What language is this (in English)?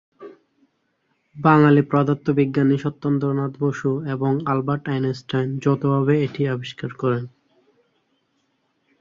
Bangla